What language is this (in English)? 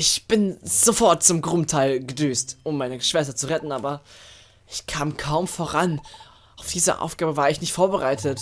German